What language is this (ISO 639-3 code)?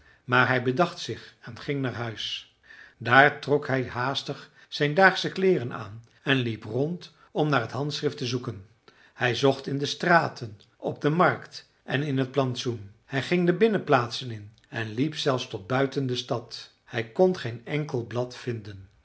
nld